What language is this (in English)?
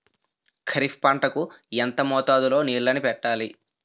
Telugu